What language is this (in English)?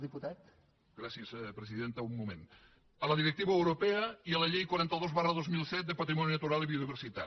Catalan